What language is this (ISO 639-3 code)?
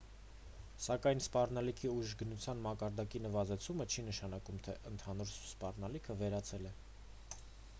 hye